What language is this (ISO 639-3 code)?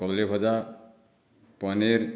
ori